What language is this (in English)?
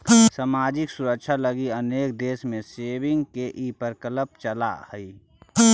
Magahi